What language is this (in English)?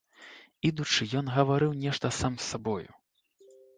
Belarusian